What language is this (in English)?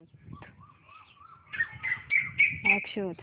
Marathi